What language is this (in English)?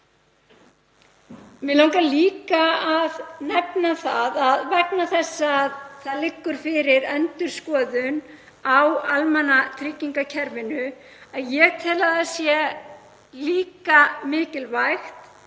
Icelandic